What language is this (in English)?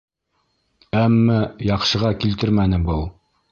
Bashkir